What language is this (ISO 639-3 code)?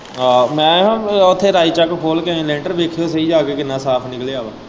pan